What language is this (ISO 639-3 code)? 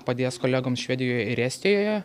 lit